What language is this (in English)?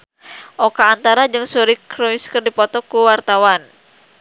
Sundanese